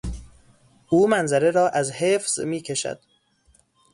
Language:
Persian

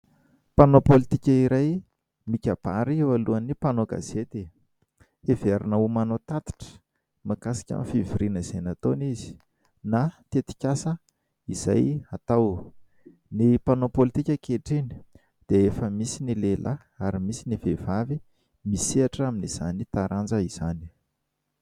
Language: Malagasy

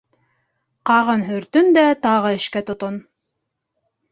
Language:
Bashkir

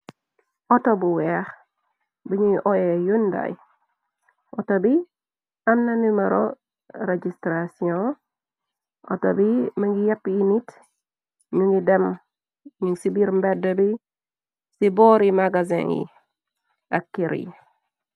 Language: Wolof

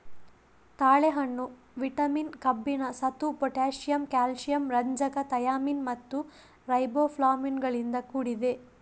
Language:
Kannada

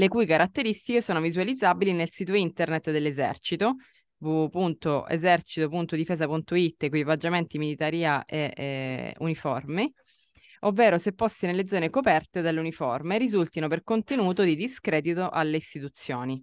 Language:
Italian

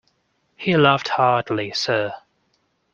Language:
English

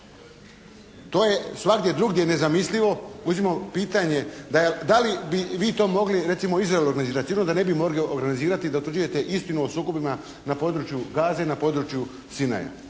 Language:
Croatian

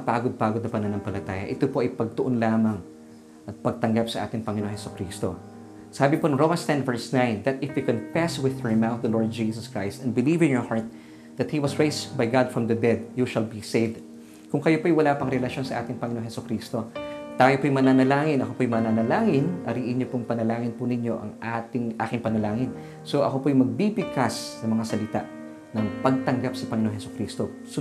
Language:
Filipino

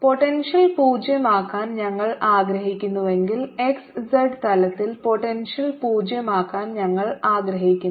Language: Malayalam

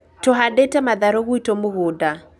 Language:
Kikuyu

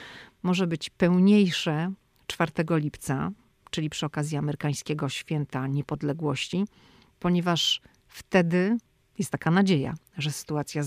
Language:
Polish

